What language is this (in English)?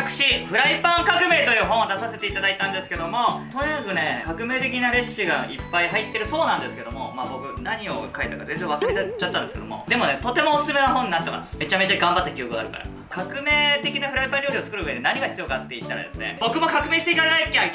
Japanese